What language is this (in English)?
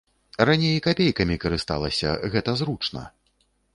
Belarusian